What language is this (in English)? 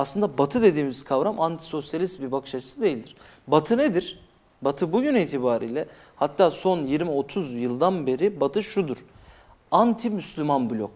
Turkish